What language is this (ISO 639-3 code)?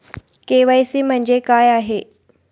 mar